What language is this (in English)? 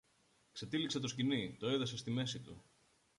Greek